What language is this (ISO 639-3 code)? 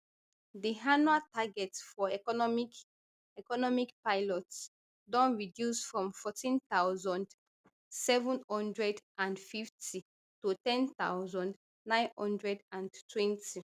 pcm